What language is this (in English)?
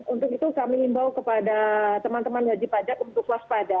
Indonesian